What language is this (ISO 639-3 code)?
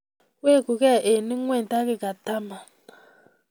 kln